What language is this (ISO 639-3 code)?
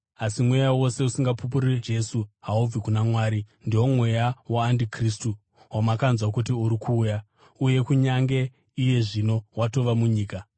sna